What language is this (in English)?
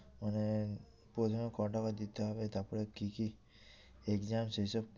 Bangla